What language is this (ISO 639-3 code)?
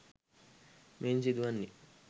sin